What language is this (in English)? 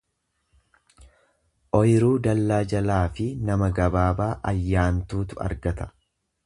Oromo